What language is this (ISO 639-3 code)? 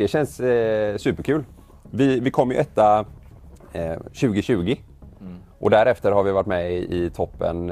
swe